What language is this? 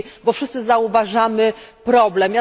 Polish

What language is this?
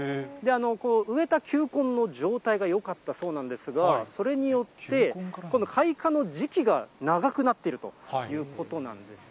Japanese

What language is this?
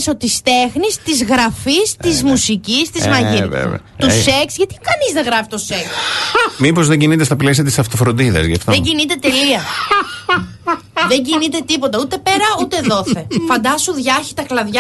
Greek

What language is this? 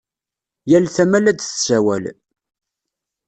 Kabyle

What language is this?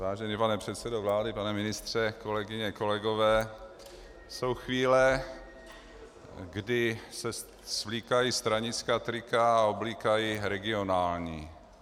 Czech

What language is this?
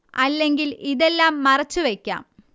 Malayalam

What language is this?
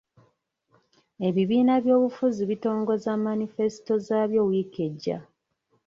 Ganda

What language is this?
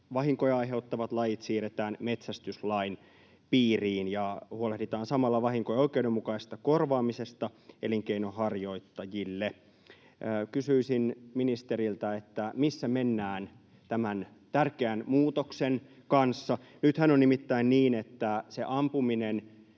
Finnish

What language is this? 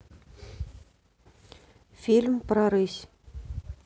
Russian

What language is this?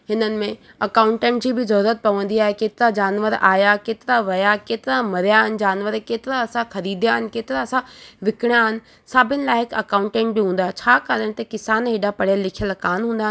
Sindhi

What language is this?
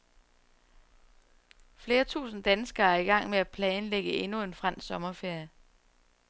Danish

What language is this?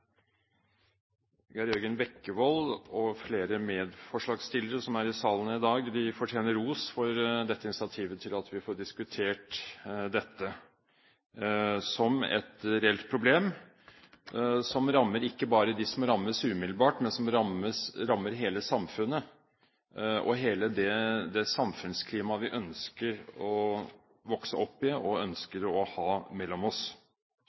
Norwegian Bokmål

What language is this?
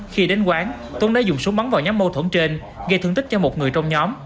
Vietnamese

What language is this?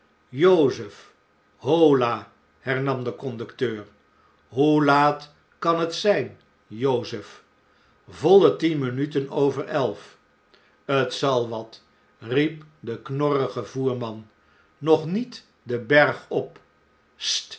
Dutch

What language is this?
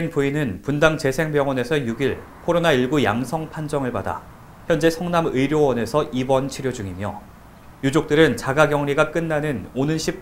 Korean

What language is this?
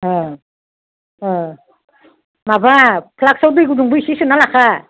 Bodo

